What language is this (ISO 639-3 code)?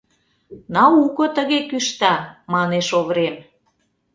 chm